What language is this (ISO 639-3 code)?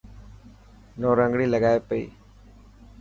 mki